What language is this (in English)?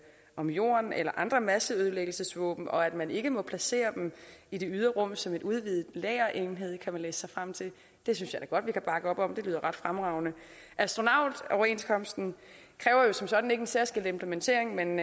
Danish